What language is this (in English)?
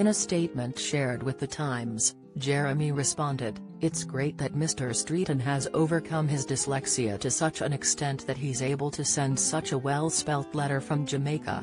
English